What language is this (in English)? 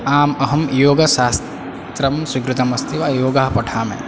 Sanskrit